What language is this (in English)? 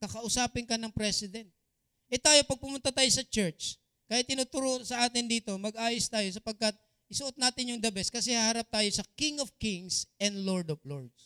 Filipino